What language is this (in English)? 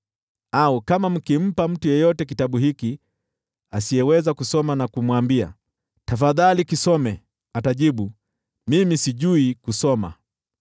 Swahili